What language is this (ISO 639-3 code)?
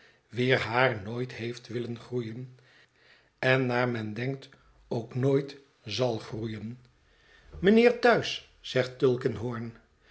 nld